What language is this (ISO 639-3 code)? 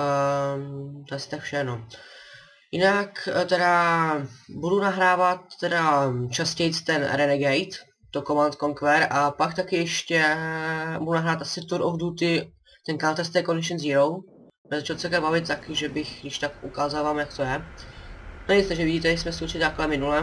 ces